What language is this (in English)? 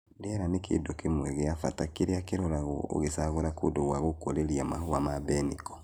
Kikuyu